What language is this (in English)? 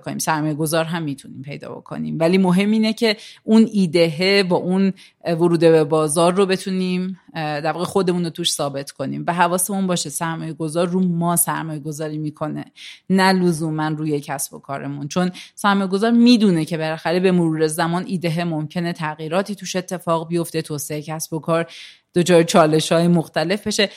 Persian